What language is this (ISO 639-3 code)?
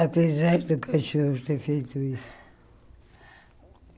por